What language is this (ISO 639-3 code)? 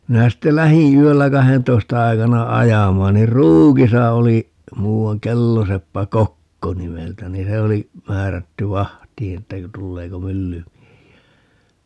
fin